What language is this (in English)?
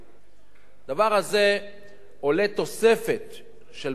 Hebrew